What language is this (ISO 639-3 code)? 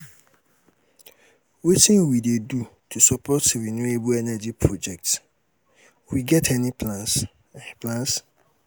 pcm